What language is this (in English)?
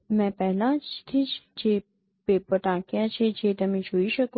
Gujarati